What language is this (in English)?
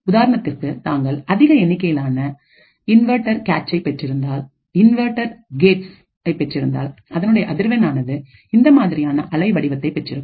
Tamil